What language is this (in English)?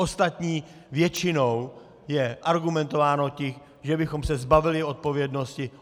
Czech